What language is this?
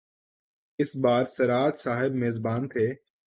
Urdu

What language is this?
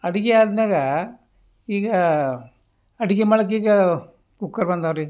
Kannada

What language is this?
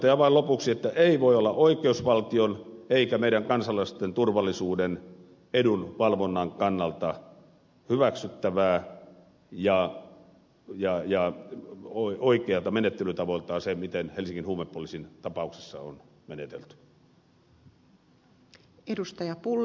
Finnish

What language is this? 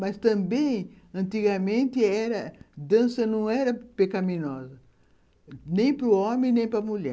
Portuguese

